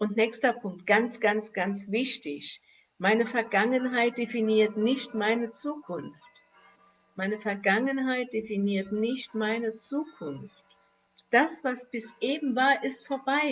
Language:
German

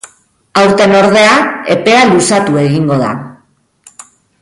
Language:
Basque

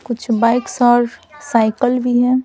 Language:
Hindi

